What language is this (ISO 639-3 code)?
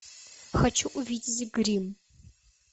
rus